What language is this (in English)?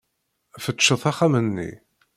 Kabyle